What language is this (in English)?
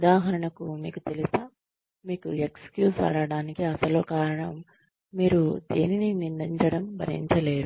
Telugu